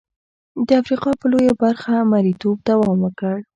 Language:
Pashto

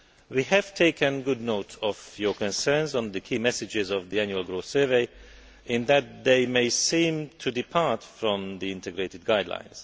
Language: English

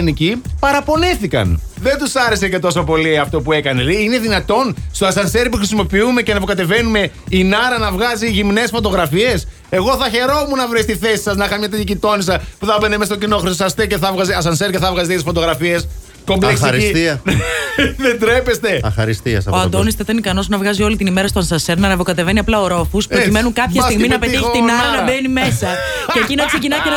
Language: Greek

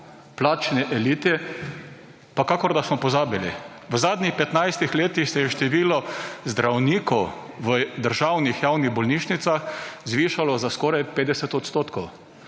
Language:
Slovenian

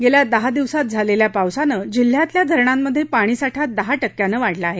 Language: Marathi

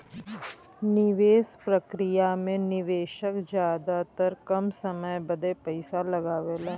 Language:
Bhojpuri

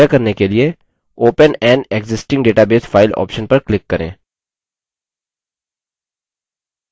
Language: Hindi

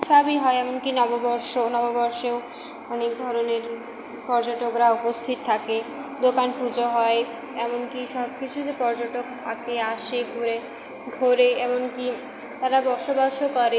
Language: Bangla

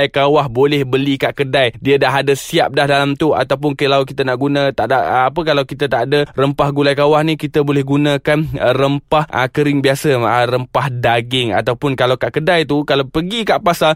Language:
Malay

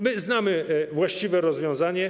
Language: Polish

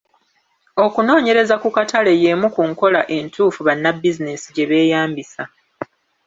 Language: Ganda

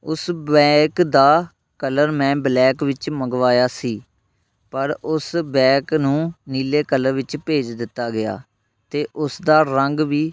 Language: Punjabi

